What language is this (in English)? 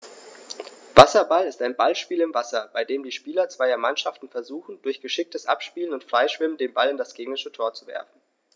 German